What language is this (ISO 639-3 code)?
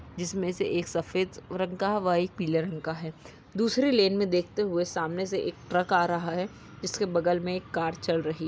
mag